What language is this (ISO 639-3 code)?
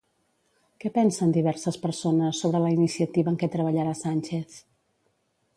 cat